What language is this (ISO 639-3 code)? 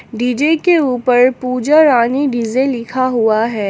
hin